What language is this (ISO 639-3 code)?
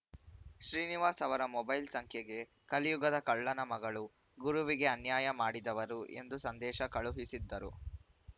kan